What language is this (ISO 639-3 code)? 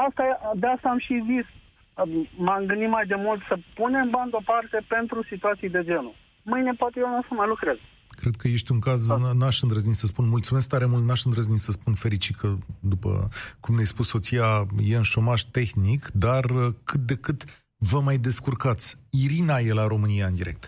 ron